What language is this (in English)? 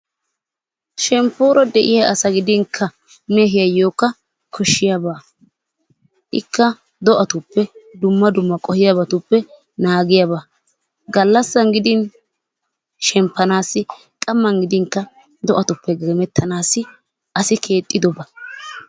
Wolaytta